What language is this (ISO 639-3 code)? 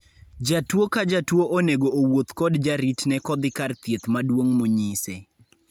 luo